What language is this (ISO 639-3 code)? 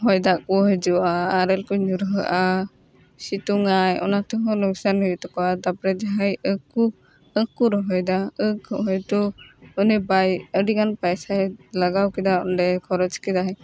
sat